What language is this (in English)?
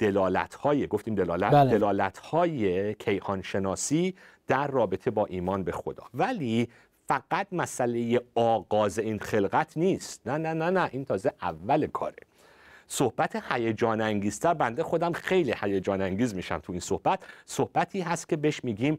Persian